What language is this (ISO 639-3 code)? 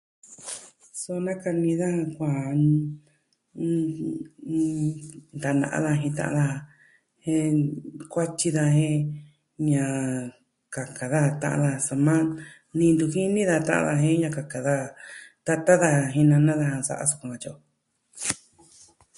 meh